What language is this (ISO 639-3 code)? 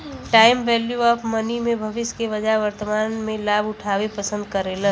bho